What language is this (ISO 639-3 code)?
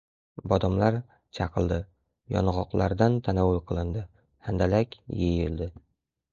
uzb